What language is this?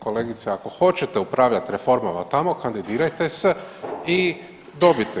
Croatian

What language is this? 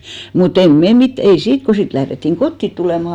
Finnish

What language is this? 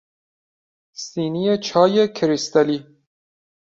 Persian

